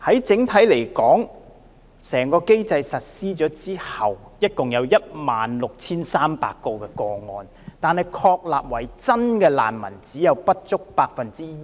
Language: Cantonese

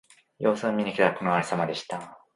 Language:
Japanese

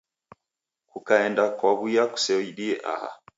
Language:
Taita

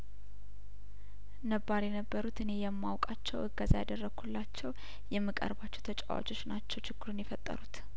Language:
Amharic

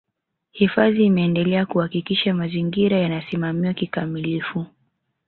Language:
Swahili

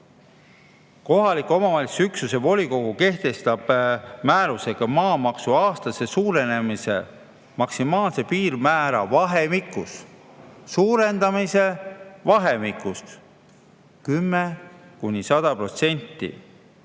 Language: Estonian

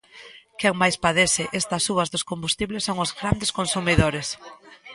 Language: Galician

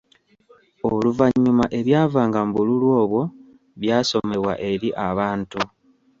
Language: Ganda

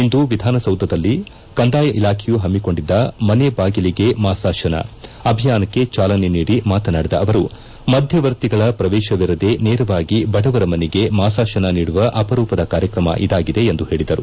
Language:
Kannada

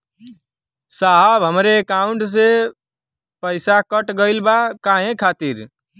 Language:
Bhojpuri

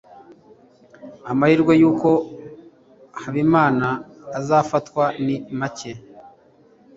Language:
Kinyarwanda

